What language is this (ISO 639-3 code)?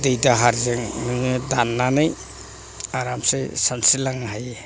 brx